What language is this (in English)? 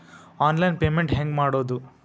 Kannada